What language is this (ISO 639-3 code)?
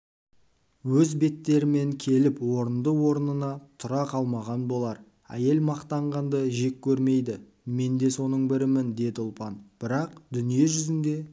kaz